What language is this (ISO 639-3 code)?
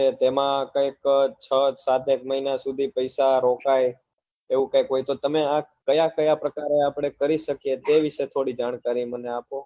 guj